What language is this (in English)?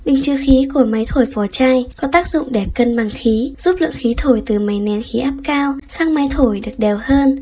Vietnamese